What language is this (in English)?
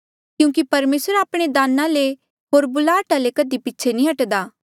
Mandeali